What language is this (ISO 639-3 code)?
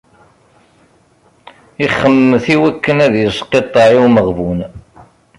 kab